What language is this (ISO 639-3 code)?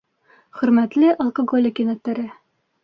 bak